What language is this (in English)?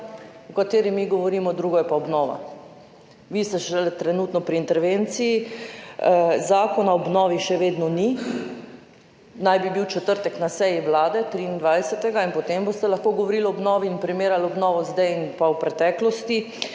Slovenian